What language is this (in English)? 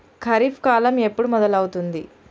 Telugu